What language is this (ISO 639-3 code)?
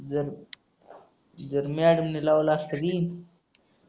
mar